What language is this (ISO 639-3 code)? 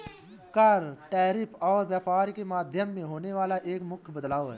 hin